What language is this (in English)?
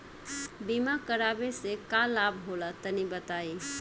Bhojpuri